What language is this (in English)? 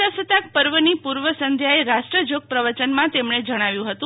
Gujarati